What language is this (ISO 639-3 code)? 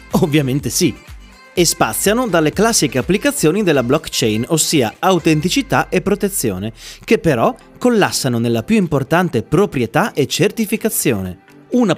ita